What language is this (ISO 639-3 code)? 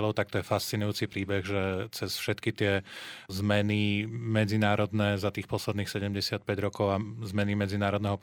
ces